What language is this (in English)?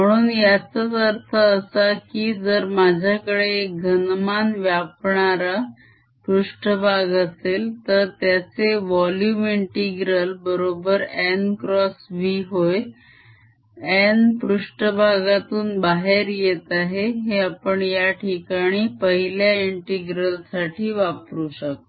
Marathi